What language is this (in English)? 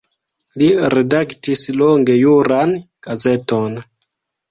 Esperanto